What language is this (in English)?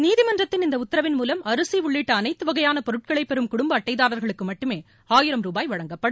Tamil